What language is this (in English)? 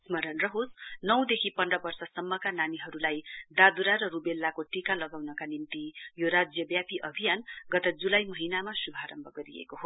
Nepali